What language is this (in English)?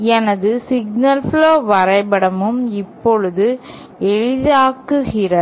Tamil